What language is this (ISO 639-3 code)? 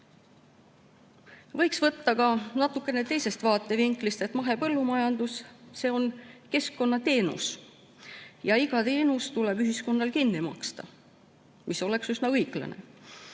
est